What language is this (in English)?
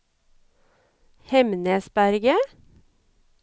Norwegian